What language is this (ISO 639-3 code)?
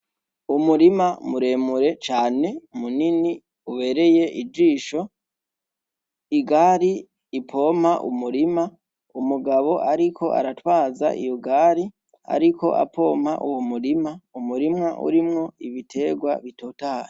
run